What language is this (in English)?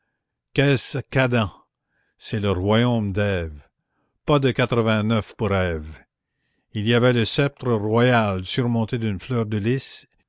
French